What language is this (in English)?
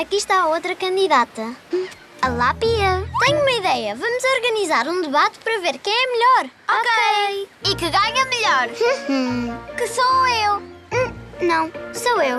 Portuguese